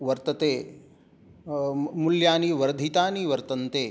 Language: Sanskrit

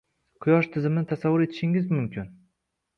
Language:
Uzbek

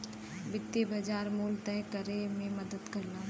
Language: Bhojpuri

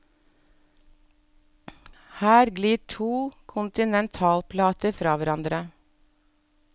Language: Norwegian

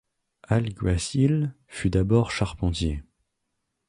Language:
French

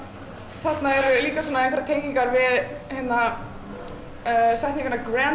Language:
Icelandic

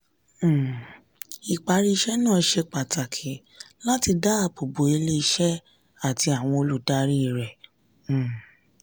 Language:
Yoruba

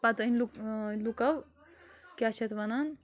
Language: Kashmiri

